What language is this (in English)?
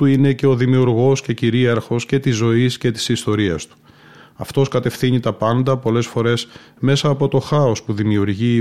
Greek